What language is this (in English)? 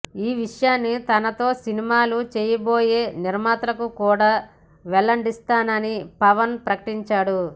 Telugu